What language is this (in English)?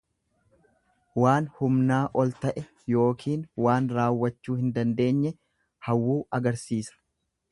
Oromo